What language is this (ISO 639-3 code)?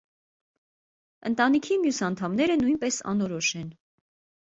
hye